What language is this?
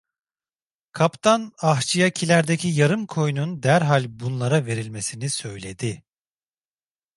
Turkish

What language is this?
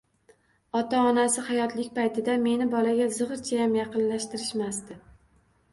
Uzbek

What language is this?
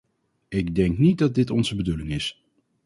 Dutch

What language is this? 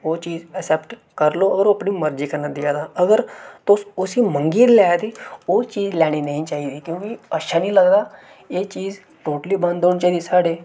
Dogri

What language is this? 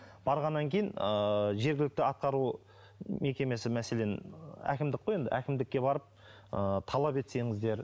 Kazakh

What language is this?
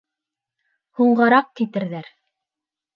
Bashkir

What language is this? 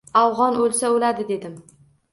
Uzbek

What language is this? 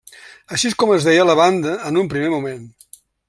Catalan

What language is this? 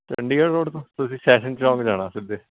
Punjabi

